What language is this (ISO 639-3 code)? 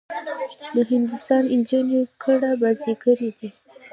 pus